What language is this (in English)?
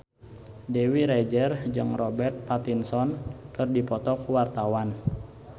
Sundanese